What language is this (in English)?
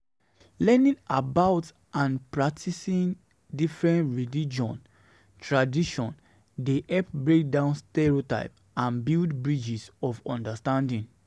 Nigerian Pidgin